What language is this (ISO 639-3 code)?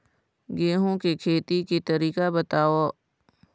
hne